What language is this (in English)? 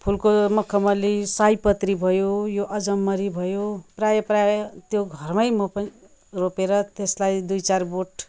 Nepali